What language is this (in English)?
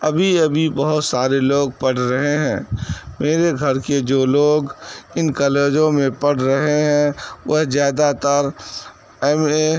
Urdu